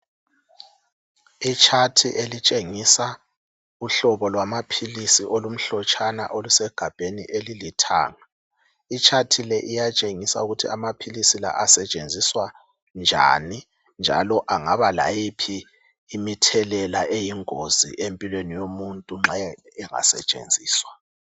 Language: North Ndebele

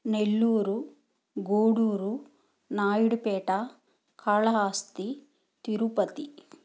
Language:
Telugu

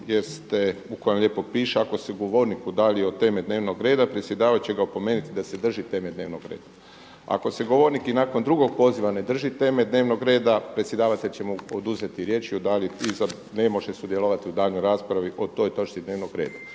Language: Croatian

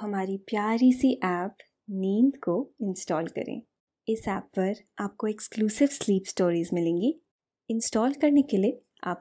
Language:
Hindi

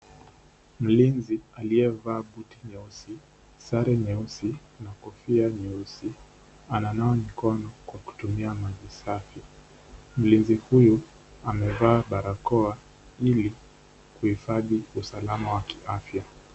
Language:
Swahili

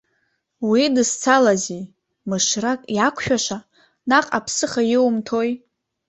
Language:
Abkhazian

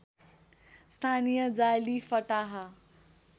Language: Nepali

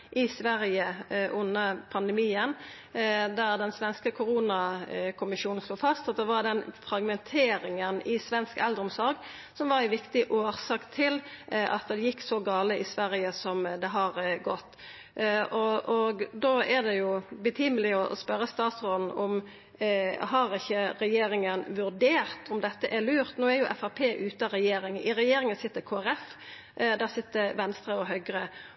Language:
Norwegian Nynorsk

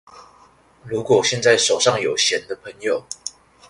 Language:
Chinese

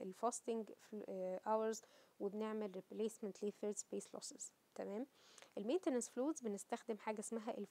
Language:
Arabic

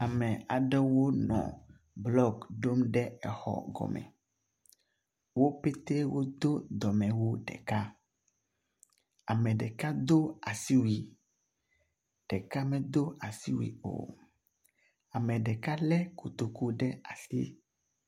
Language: Ewe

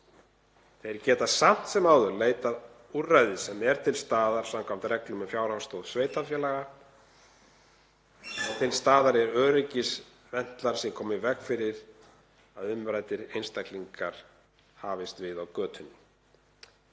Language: Icelandic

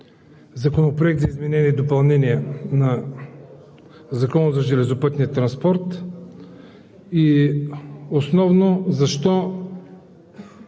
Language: Bulgarian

